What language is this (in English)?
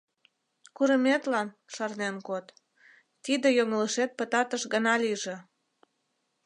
Mari